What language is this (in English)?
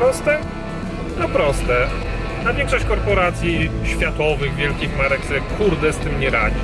Polish